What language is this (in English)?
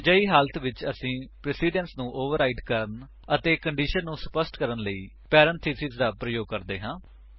Punjabi